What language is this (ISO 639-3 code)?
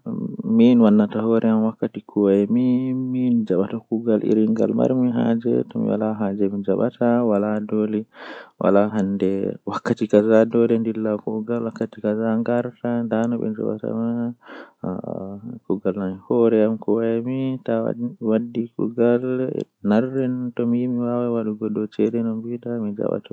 fuh